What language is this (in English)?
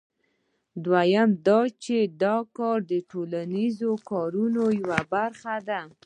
Pashto